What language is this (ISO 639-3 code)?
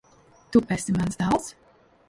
lav